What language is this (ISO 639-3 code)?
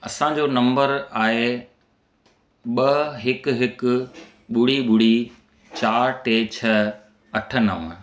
snd